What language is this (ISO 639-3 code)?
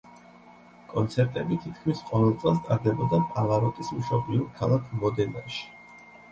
kat